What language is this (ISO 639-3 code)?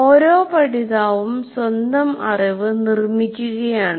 mal